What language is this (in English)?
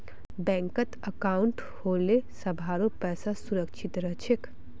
Magahi